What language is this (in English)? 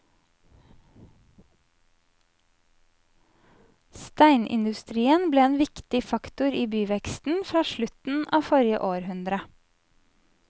Norwegian